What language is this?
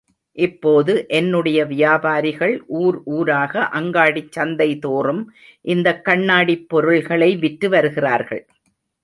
Tamil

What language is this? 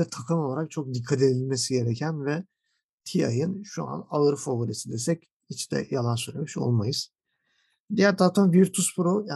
Turkish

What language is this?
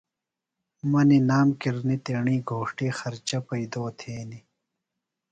Phalura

